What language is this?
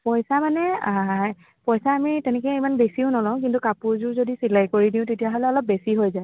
Assamese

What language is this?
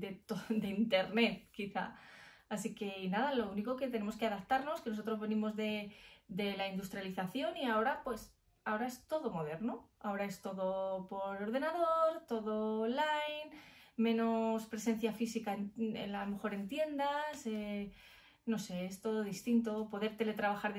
Spanish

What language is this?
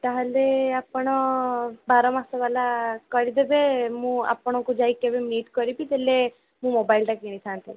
Odia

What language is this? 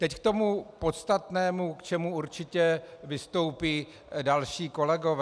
Czech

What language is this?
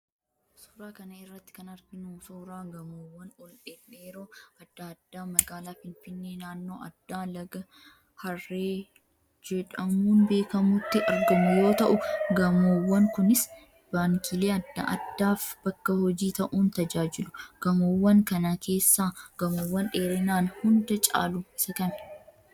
Oromo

